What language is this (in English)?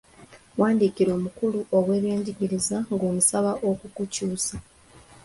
Ganda